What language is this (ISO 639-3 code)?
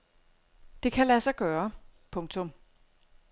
dan